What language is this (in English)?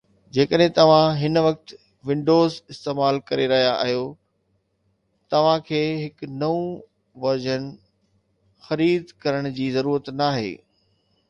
Sindhi